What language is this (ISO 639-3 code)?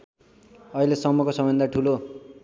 nep